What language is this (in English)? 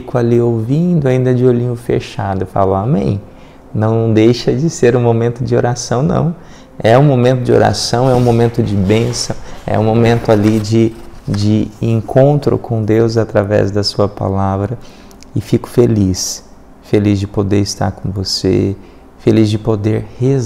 Portuguese